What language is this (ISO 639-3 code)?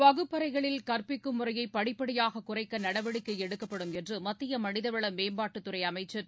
tam